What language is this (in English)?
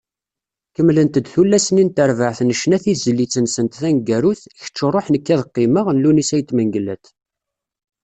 Kabyle